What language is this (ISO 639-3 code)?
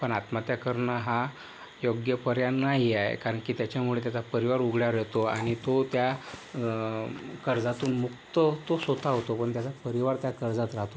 mar